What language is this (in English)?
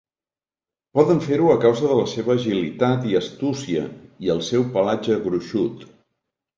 Catalan